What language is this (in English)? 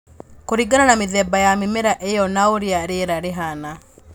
Kikuyu